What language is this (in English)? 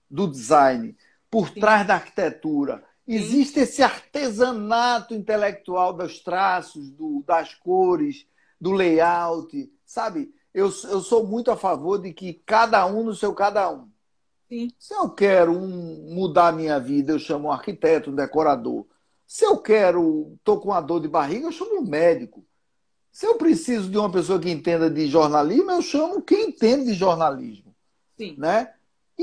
Portuguese